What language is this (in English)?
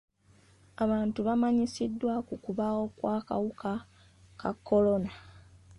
Ganda